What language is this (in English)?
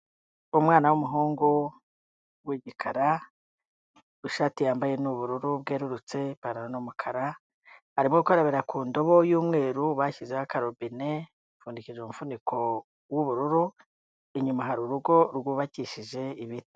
Kinyarwanda